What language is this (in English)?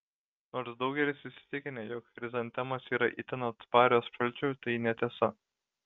Lithuanian